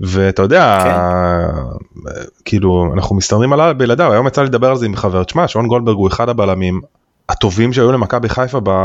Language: Hebrew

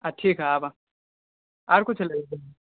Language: Maithili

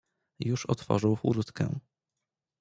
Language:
Polish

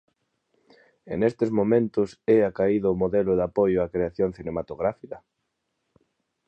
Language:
Galician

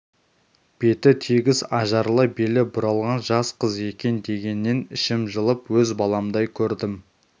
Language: Kazakh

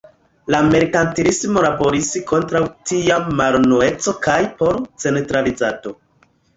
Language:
Esperanto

